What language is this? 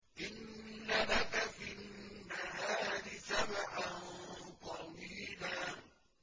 Arabic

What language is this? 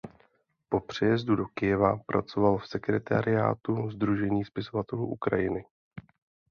Czech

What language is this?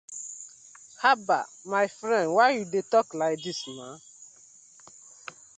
Nigerian Pidgin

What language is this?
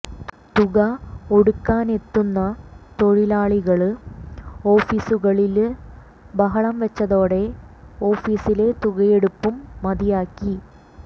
Malayalam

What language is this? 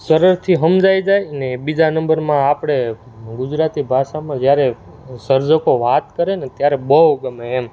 Gujarati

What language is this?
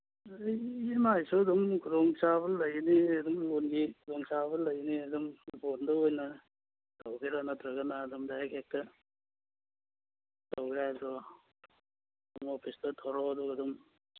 Manipuri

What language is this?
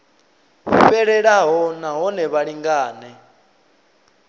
Venda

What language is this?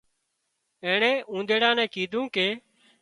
Wadiyara Koli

